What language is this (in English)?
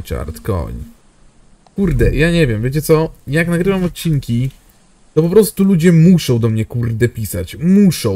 Polish